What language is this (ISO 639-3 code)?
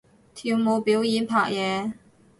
yue